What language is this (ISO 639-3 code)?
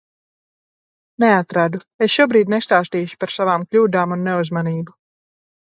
lav